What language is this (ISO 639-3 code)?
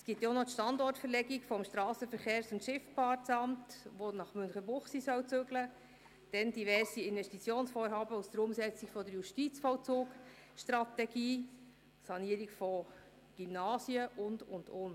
gsw